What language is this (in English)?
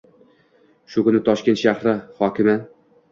Uzbek